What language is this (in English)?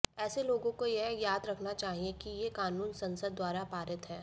Hindi